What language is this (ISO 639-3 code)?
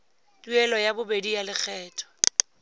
tsn